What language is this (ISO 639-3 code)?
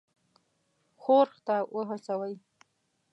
pus